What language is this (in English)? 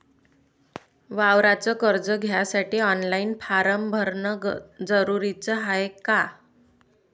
Marathi